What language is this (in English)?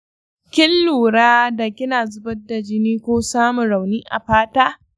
Hausa